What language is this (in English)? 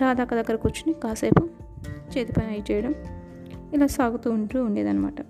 Telugu